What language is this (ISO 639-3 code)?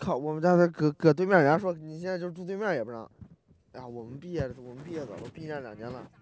zho